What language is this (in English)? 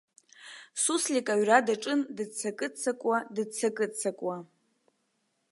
Abkhazian